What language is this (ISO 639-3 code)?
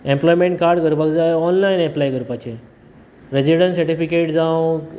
kok